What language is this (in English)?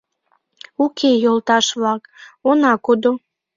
Mari